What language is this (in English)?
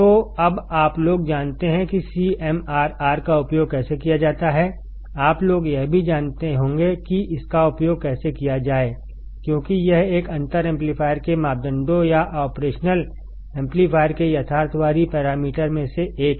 Hindi